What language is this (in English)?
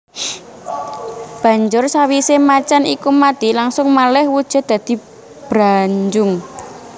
Javanese